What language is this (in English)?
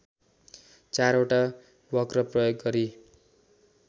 Nepali